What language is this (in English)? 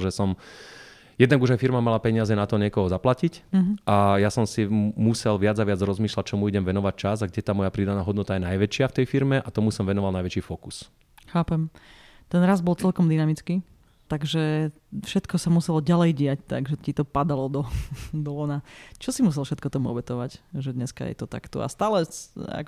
Slovak